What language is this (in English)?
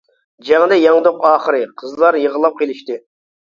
Uyghur